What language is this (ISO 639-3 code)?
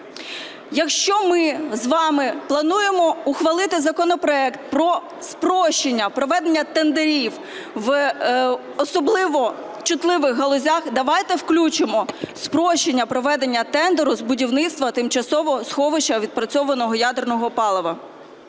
ukr